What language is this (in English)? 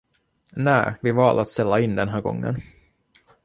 Swedish